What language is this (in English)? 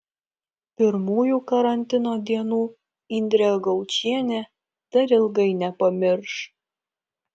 Lithuanian